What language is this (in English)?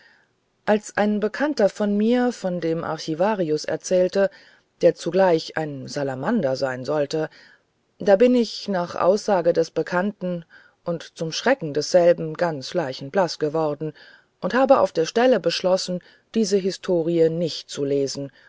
German